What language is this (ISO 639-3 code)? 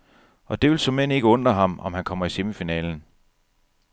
dan